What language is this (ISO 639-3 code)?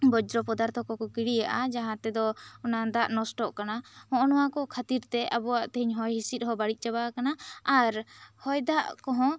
sat